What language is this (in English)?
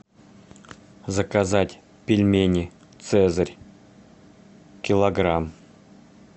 Russian